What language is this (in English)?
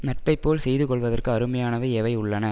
Tamil